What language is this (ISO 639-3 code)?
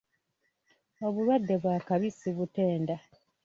lug